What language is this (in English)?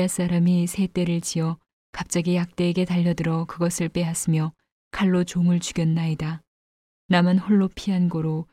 Korean